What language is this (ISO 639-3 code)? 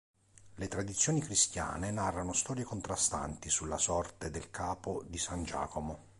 ita